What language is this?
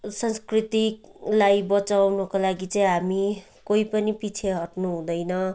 Nepali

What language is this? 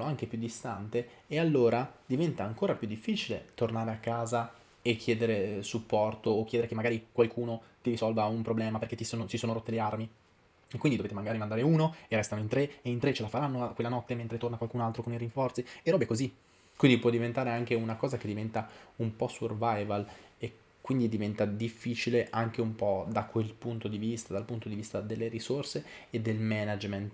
Italian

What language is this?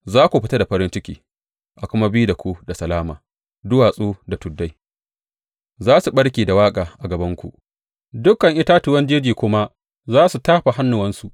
Hausa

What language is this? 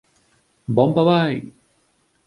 Galician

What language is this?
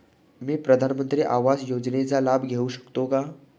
Marathi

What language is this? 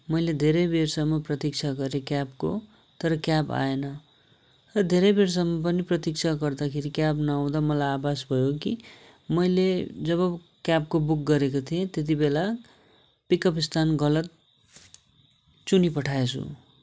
Nepali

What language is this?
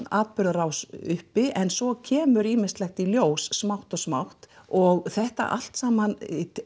Icelandic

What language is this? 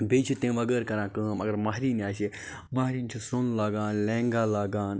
Kashmiri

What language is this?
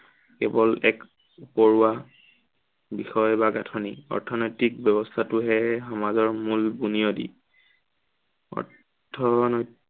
Assamese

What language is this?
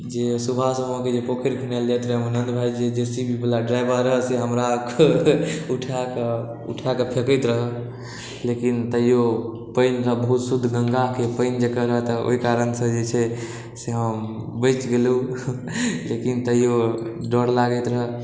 Maithili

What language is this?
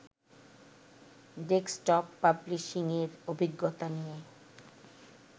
Bangla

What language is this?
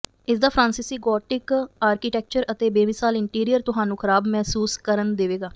Punjabi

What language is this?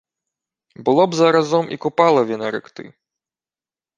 Ukrainian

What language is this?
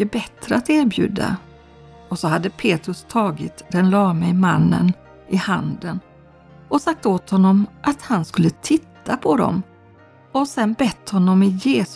Swedish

